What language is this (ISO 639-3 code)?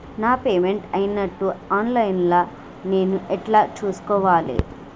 tel